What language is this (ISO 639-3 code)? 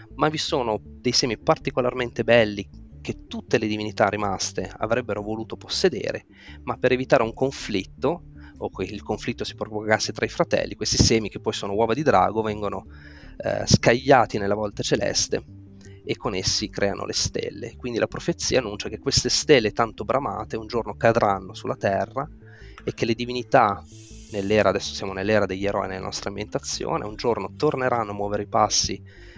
ita